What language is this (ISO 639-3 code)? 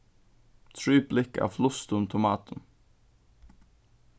fao